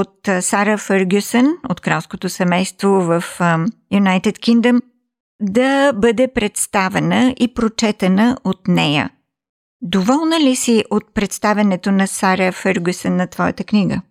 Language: Bulgarian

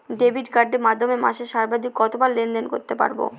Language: Bangla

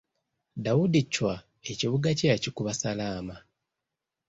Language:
Ganda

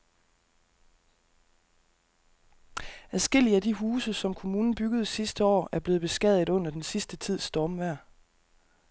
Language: Danish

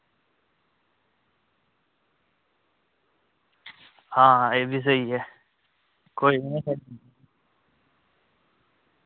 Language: Dogri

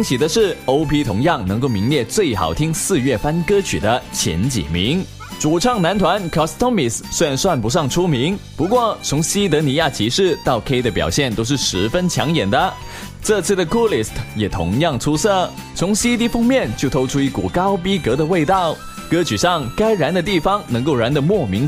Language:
Chinese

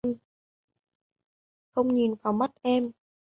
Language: Vietnamese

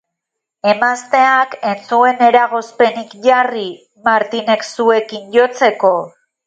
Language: Basque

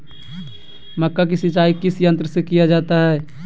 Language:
Magahi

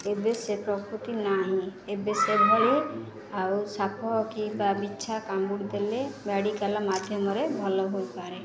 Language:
Odia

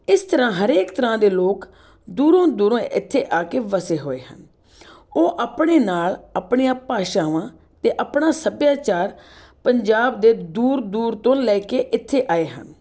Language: Punjabi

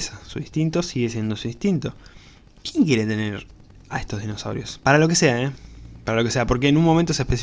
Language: Spanish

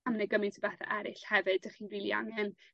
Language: Welsh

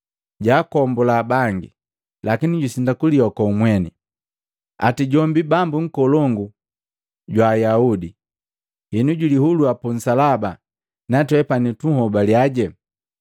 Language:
Matengo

